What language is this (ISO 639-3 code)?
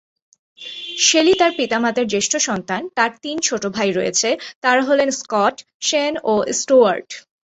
ben